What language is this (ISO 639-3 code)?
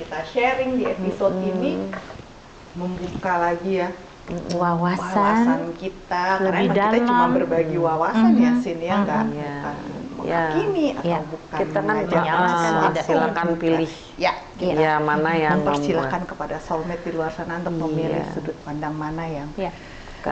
ind